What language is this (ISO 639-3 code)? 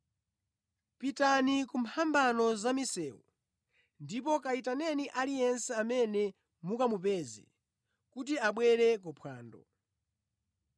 nya